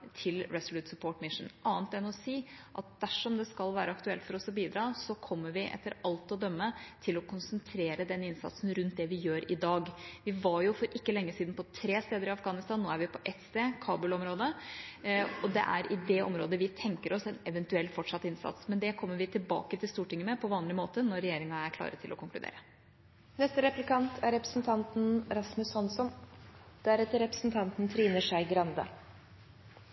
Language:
Norwegian Bokmål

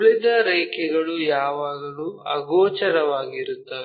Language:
Kannada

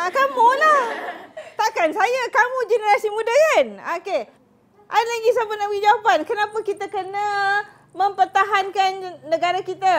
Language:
Malay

